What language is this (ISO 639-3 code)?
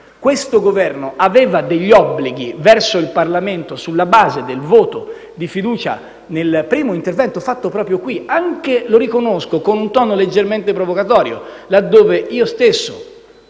ita